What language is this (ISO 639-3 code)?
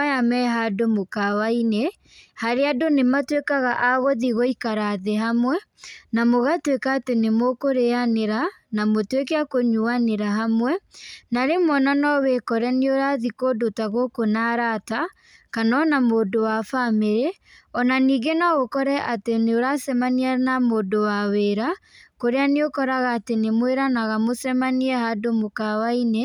kik